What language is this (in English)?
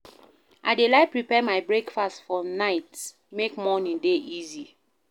Nigerian Pidgin